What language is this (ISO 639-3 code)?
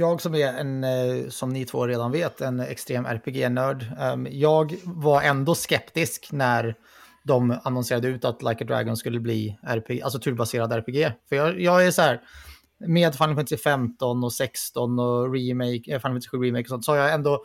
swe